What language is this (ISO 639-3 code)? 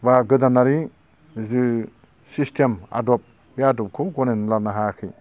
brx